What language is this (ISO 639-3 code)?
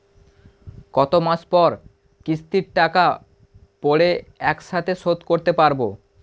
ben